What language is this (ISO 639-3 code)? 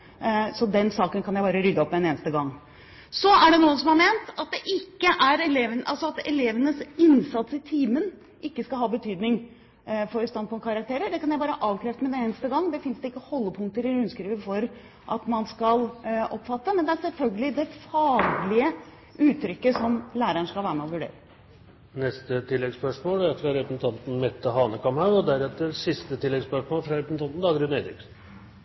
nor